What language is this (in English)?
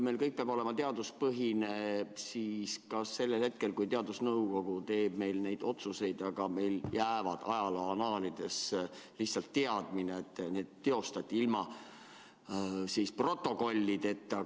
Estonian